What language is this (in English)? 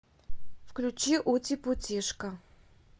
Russian